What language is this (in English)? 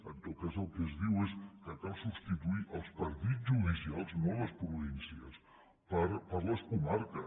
Catalan